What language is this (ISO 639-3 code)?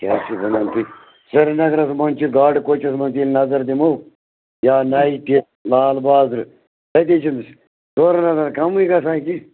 kas